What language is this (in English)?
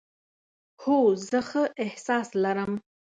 Pashto